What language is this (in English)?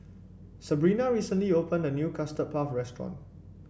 English